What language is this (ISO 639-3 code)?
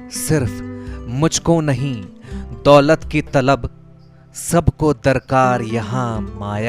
hin